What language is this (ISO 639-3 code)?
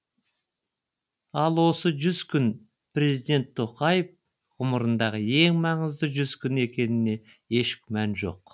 kaz